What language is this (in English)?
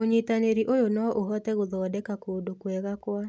Kikuyu